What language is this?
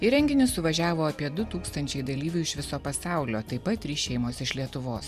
Lithuanian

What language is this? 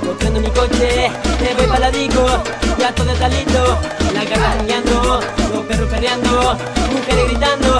Spanish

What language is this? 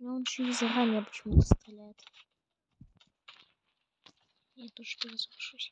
Russian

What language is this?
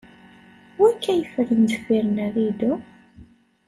Kabyle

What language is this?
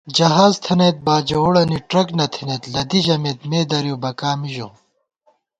Gawar-Bati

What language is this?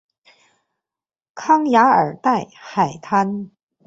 Chinese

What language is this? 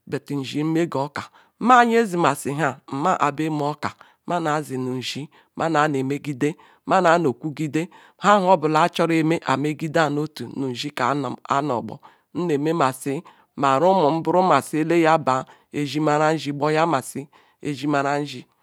Ikwere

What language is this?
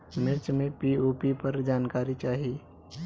Bhojpuri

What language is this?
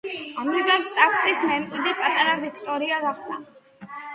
Georgian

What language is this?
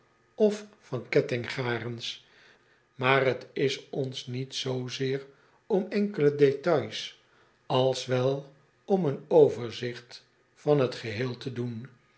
Dutch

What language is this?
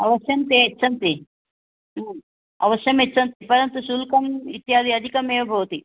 Sanskrit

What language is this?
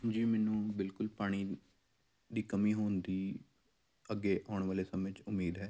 Punjabi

